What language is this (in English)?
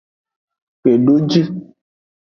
Aja (Benin)